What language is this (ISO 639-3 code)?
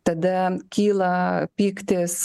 lit